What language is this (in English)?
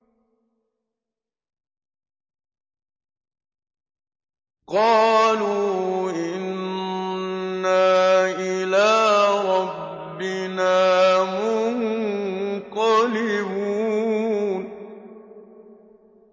Arabic